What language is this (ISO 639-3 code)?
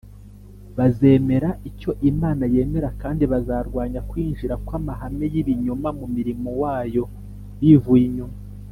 kin